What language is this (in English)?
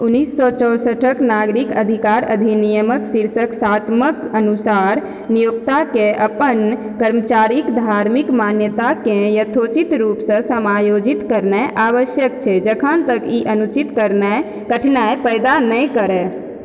Maithili